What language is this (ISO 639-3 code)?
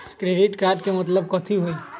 mag